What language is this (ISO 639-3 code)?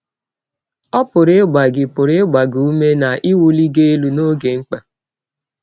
ibo